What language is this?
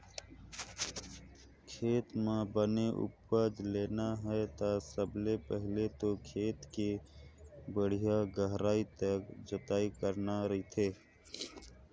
Chhattisgarhi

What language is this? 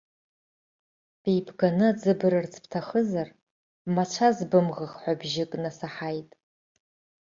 Abkhazian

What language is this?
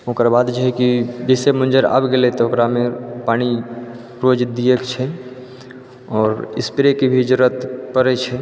Maithili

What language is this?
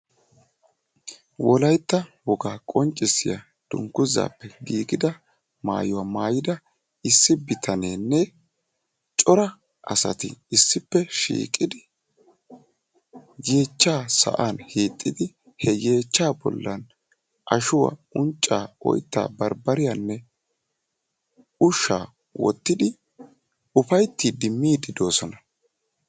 Wolaytta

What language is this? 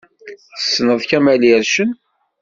Kabyle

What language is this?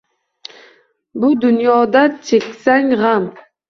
Uzbek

